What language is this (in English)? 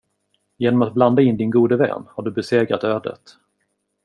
Swedish